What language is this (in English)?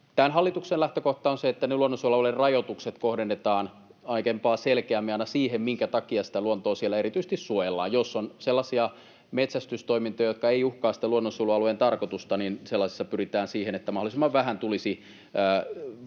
Finnish